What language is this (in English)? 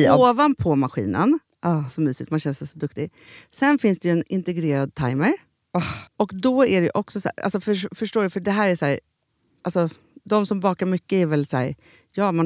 Swedish